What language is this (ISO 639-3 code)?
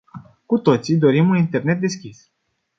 ron